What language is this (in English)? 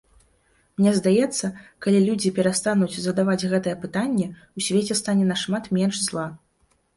Belarusian